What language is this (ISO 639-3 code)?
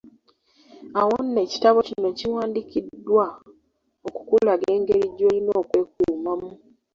lug